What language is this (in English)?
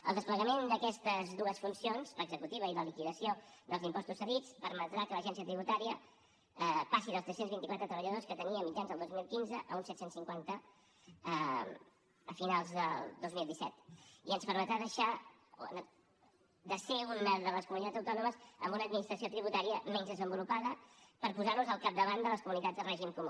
Catalan